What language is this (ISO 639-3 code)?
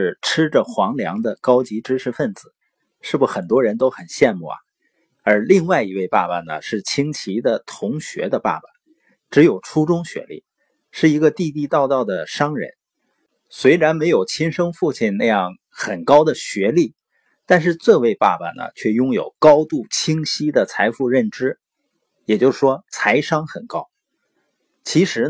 zho